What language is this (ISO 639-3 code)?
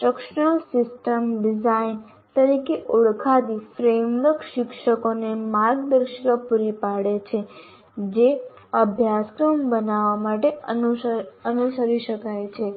guj